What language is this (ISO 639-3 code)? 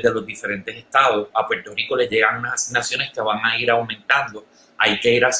spa